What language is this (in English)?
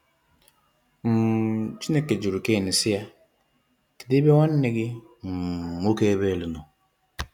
Igbo